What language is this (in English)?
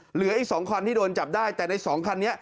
Thai